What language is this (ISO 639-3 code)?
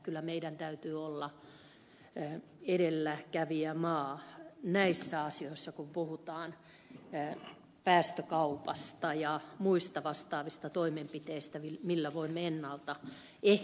fin